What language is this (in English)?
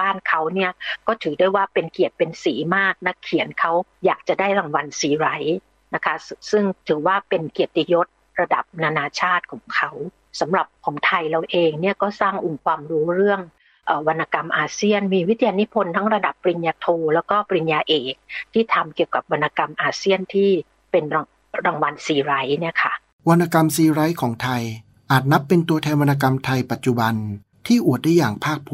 Thai